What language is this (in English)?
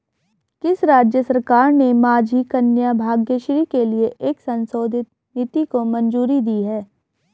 Hindi